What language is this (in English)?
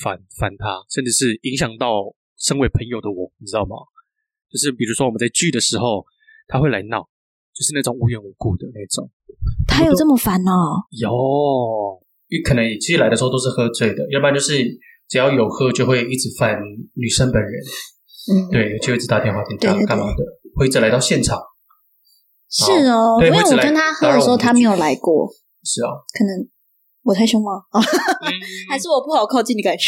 Chinese